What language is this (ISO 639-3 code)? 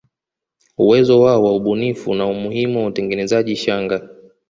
swa